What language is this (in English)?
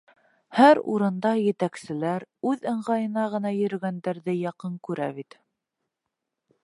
Bashkir